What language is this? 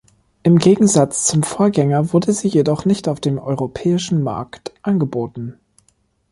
German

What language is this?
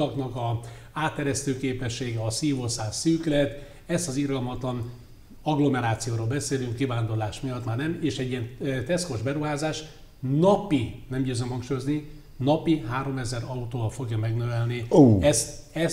Hungarian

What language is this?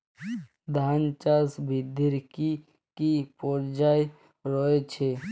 Bangla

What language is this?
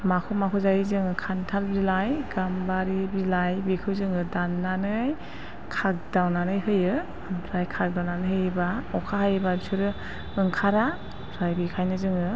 Bodo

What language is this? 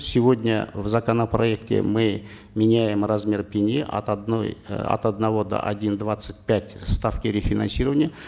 Kazakh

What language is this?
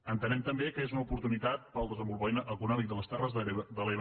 Catalan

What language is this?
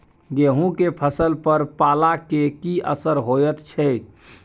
Maithili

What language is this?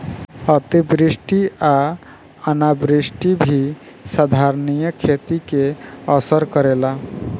Bhojpuri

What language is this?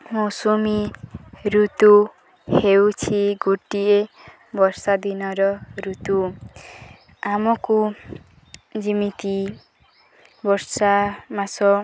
Odia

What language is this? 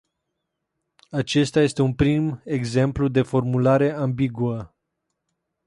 Romanian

